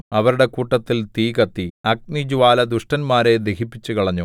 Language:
Malayalam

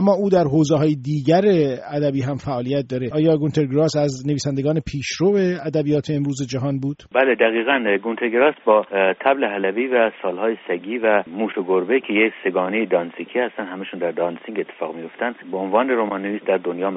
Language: Persian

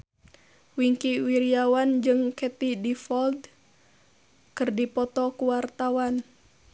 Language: Sundanese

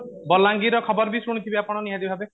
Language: Odia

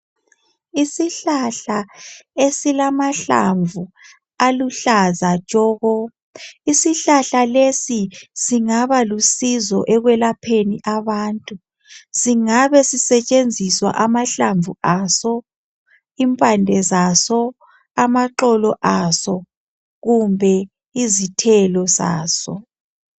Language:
North Ndebele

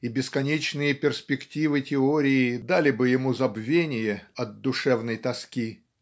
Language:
Russian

